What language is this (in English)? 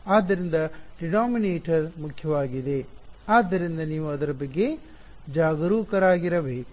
Kannada